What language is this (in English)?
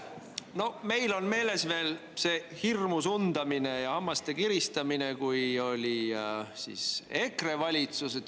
Estonian